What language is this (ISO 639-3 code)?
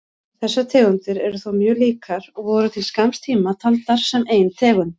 isl